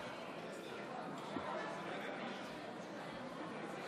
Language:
Hebrew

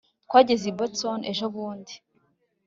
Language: Kinyarwanda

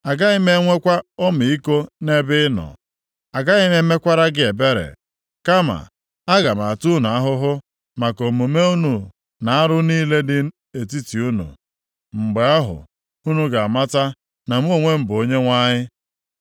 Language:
Igbo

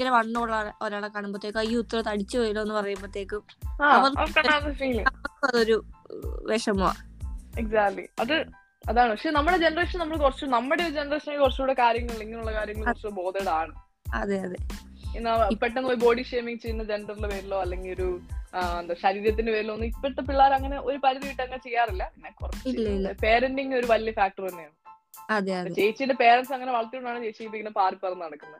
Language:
Malayalam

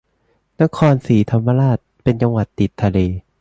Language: Thai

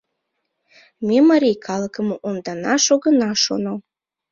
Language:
Mari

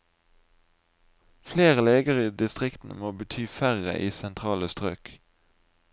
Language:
Norwegian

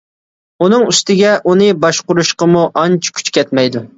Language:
Uyghur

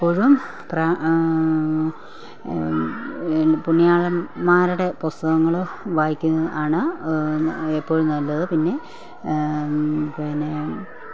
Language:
Malayalam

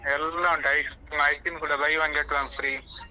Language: Kannada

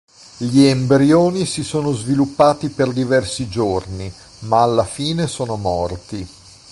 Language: Italian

